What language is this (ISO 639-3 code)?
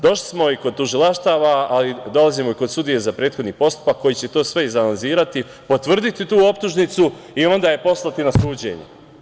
srp